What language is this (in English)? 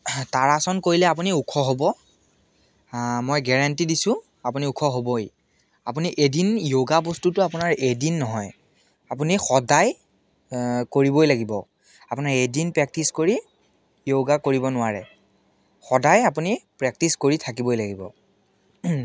Assamese